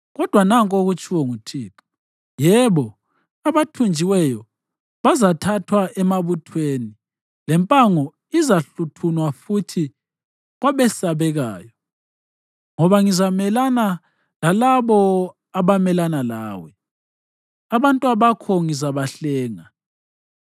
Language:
North Ndebele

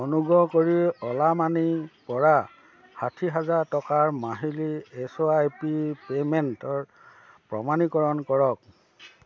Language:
Assamese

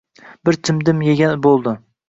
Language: Uzbek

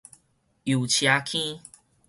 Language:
Min Nan Chinese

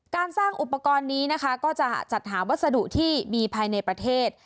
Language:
Thai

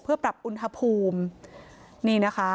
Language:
Thai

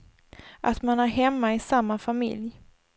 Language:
Swedish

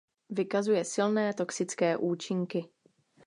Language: Czech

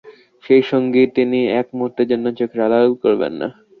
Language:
Bangla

